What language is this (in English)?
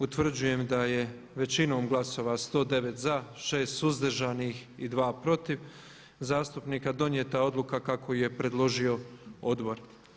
Croatian